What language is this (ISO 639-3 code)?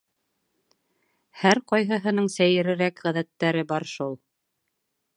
bak